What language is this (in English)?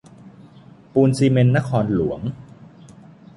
Thai